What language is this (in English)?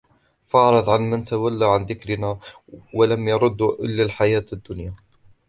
Arabic